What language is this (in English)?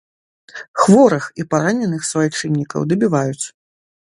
Belarusian